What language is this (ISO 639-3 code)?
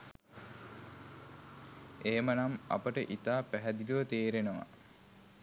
sin